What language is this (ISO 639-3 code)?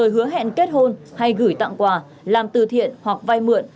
vie